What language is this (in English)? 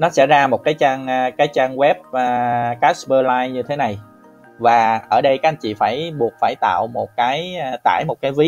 Vietnamese